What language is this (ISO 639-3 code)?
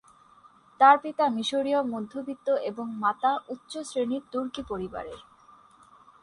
ben